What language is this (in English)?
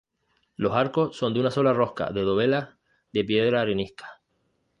Spanish